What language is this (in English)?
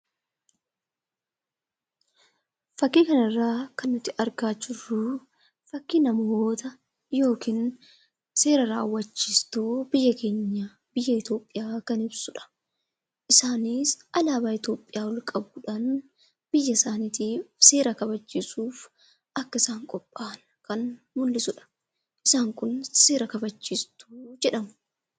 Oromo